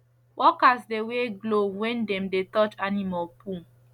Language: Nigerian Pidgin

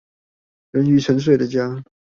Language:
Chinese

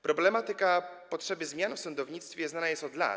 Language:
Polish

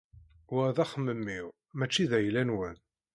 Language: Kabyle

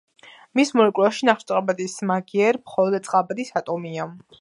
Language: Georgian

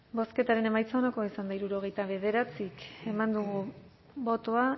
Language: Basque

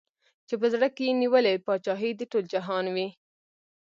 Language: Pashto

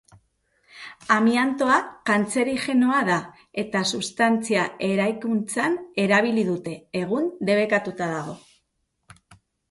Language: Basque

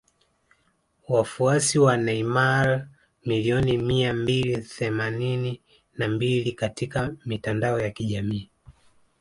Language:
Swahili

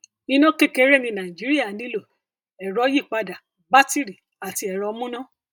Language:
Yoruba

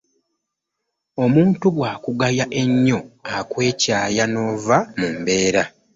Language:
Ganda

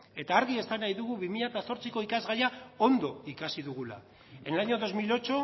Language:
Basque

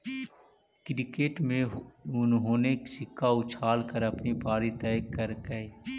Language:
Magahi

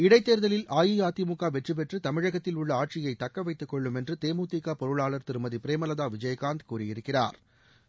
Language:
Tamil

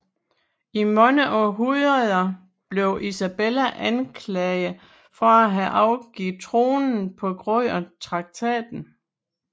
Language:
Danish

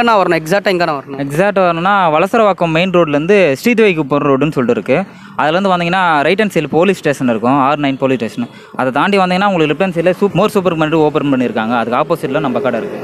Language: Romanian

